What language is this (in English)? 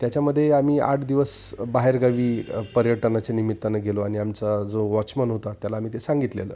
Marathi